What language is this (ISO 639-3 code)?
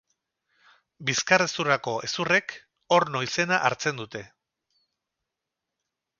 eus